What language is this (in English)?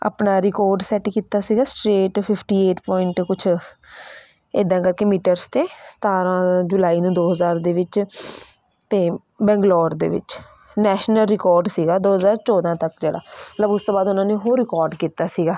Punjabi